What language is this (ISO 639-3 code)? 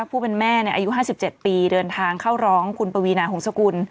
tha